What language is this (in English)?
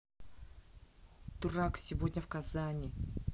Russian